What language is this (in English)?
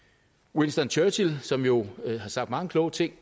Danish